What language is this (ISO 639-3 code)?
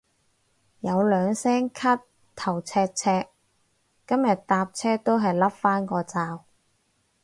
yue